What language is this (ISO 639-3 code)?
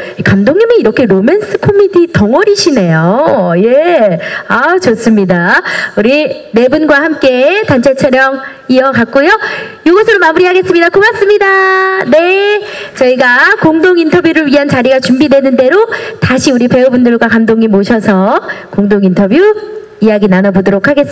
kor